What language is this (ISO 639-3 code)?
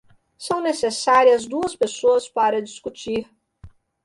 por